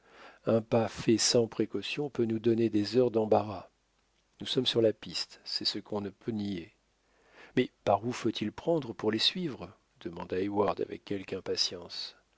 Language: French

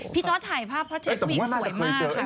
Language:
Thai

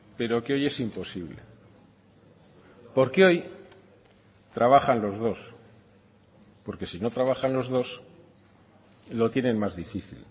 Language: Spanish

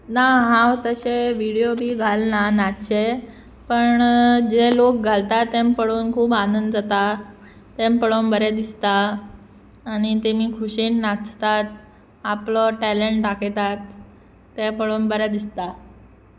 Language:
Konkani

